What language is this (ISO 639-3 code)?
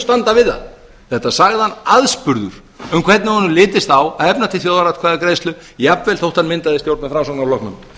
isl